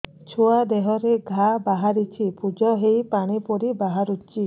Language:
Odia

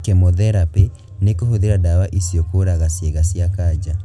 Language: Kikuyu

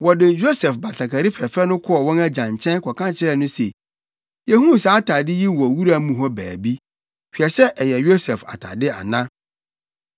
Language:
Akan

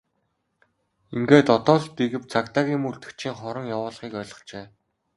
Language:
Mongolian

